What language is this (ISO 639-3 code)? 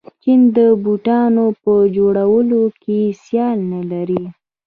pus